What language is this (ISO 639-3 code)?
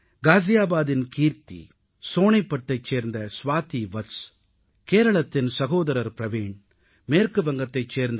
tam